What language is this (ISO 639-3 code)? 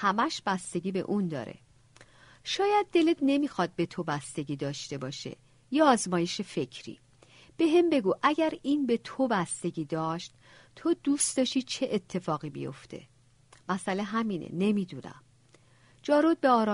fas